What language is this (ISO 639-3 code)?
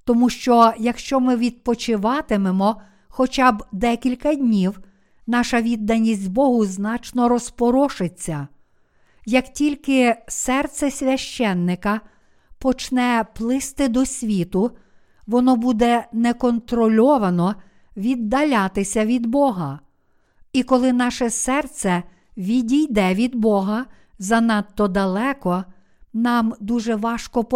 ukr